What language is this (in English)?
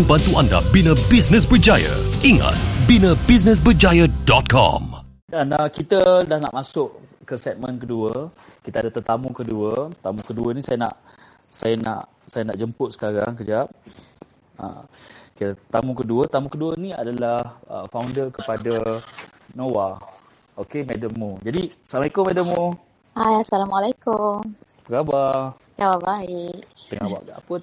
Malay